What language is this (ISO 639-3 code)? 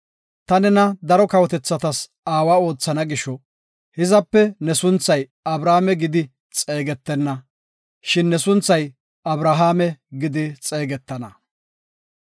gof